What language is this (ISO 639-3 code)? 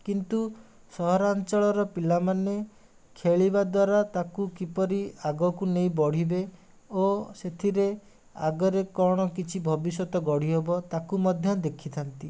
ori